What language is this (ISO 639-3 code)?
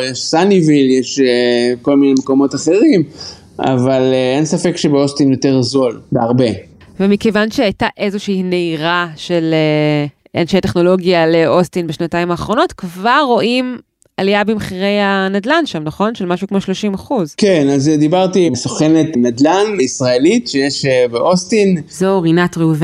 heb